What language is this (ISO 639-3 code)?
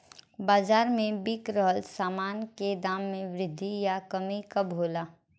bho